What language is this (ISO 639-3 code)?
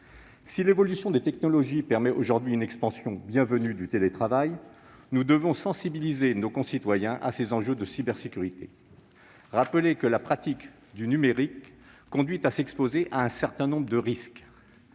fra